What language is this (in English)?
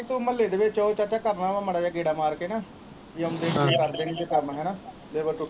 Punjabi